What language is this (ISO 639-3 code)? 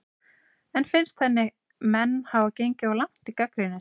isl